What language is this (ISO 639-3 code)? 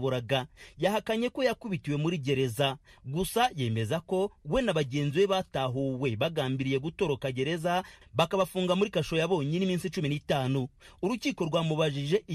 swa